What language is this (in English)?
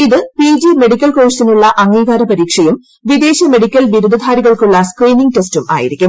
Malayalam